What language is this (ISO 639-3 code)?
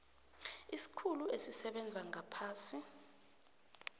nbl